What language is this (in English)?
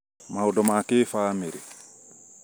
Kikuyu